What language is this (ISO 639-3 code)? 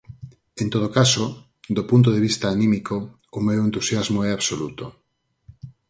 glg